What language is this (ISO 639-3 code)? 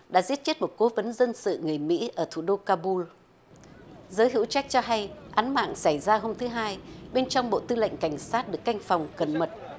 vie